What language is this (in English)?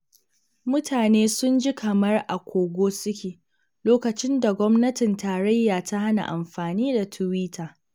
Hausa